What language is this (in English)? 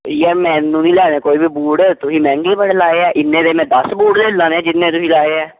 Punjabi